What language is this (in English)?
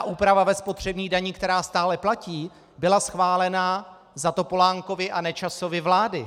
Czech